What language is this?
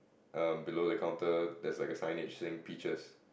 English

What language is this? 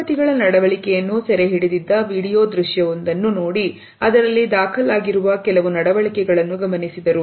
Kannada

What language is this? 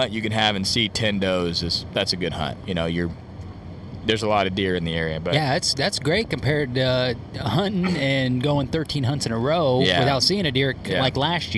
English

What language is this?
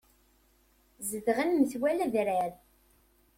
Kabyle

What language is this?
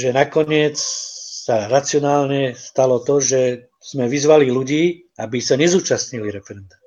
Czech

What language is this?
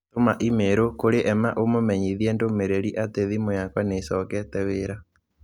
Kikuyu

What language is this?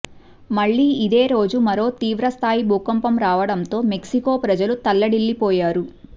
Telugu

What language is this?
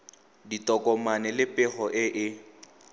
Tswana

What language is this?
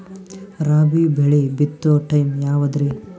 Kannada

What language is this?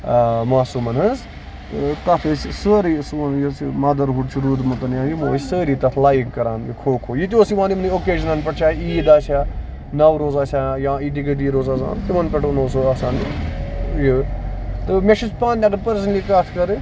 Kashmiri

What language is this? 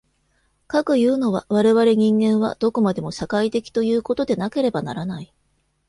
Japanese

